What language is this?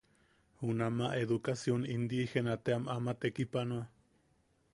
Yaqui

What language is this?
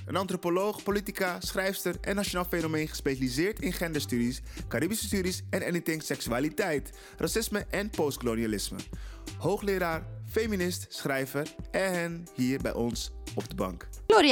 Dutch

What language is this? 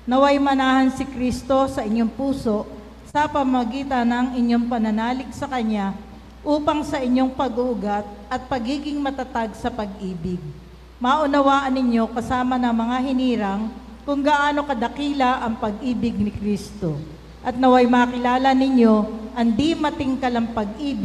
Filipino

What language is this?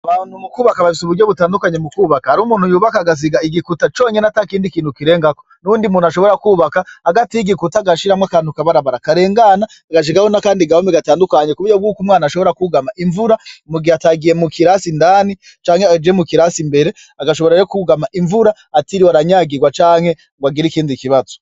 Rundi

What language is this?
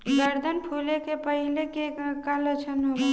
Bhojpuri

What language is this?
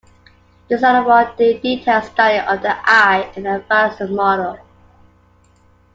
English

